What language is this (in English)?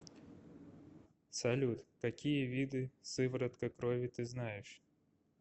Russian